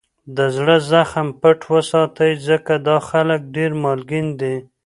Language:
Pashto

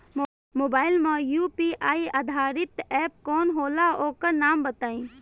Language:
Bhojpuri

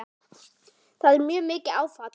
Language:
Icelandic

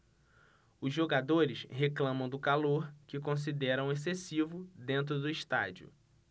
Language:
Portuguese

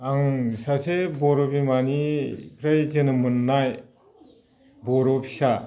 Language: Bodo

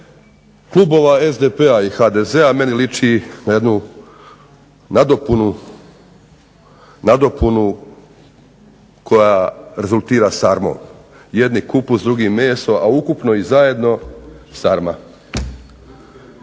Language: Croatian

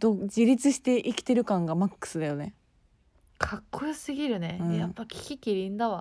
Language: Japanese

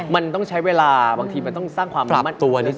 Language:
Thai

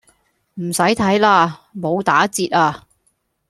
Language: Cantonese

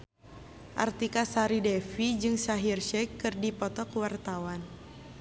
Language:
Sundanese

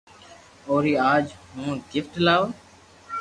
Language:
Loarki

